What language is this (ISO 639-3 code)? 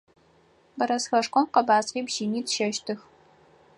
ady